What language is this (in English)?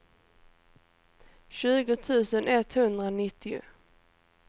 Swedish